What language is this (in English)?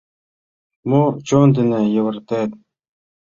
Mari